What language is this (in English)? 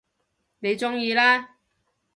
Cantonese